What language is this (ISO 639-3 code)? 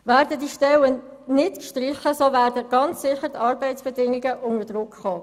gsw